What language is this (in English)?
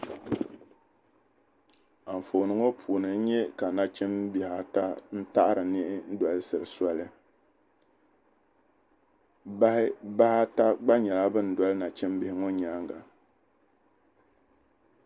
Dagbani